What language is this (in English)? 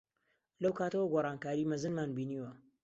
Central Kurdish